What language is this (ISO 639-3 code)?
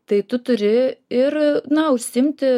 lit